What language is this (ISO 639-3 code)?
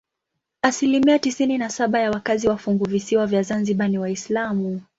swa